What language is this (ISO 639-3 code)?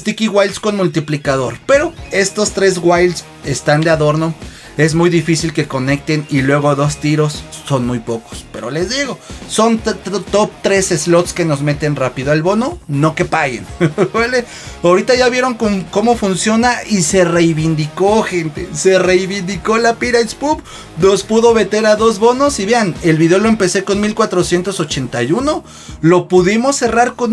spa